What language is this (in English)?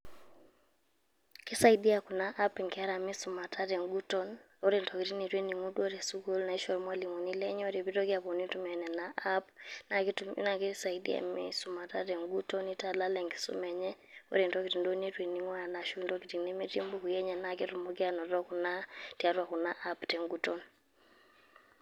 Masai